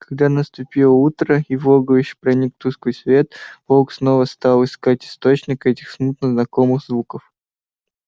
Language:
Russian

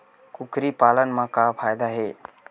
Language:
Chhattisgarhi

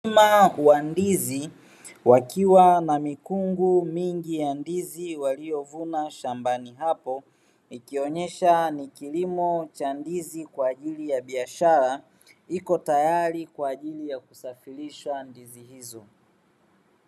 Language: Swahili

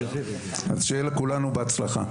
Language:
Hebrew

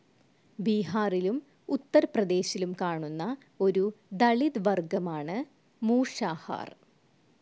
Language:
Malayalam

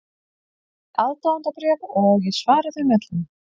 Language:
Icelandic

